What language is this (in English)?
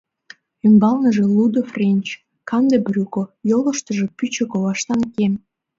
Mari